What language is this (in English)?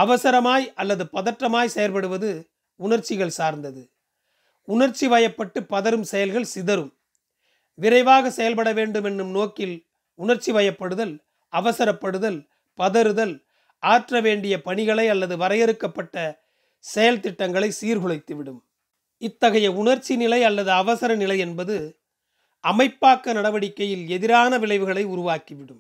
Tamil